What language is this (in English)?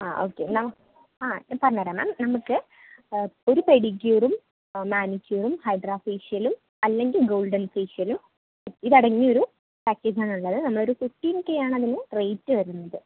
Malayalam